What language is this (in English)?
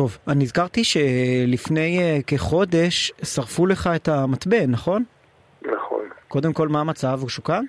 Hebrew